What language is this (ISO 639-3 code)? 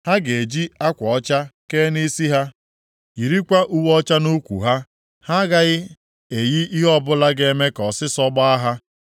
ibo